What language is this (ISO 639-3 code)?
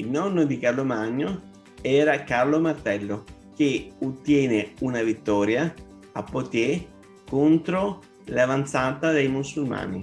ita